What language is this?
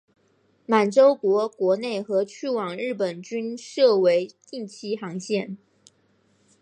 Chinese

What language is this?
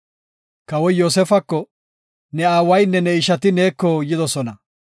Gofa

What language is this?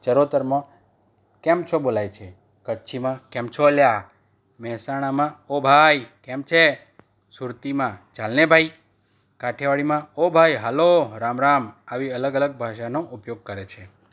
Gujarati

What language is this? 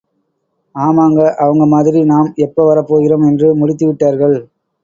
Tamil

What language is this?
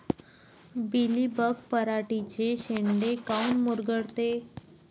Marathi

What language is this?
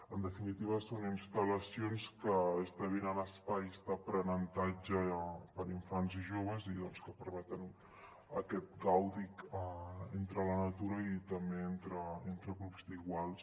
Catalan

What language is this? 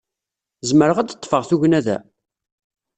Kabyle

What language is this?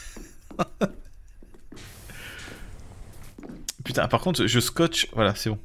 French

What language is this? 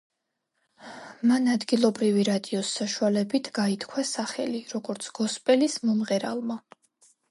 Georgian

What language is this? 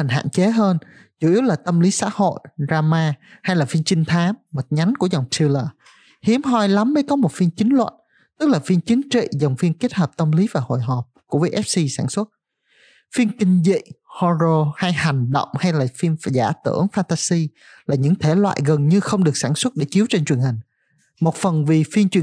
Vietnamese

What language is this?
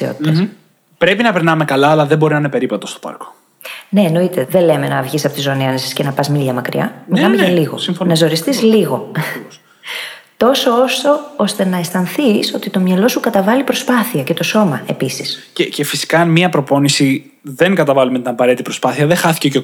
Greek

